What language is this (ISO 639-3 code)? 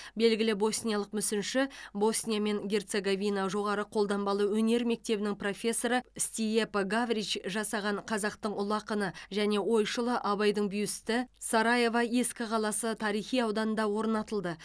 kaz